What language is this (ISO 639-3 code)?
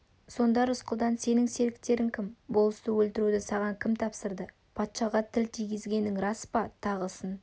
kaz